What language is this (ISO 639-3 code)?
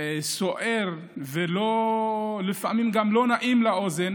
heb